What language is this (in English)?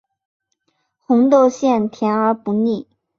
Chinese